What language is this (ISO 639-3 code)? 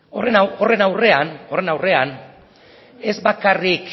eus